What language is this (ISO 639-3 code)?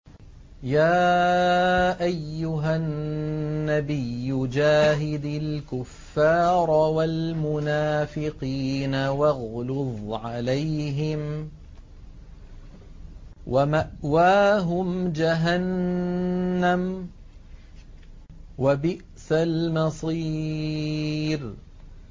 ara